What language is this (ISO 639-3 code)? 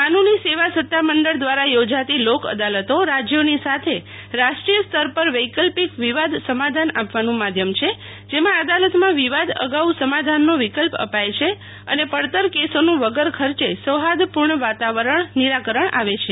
guj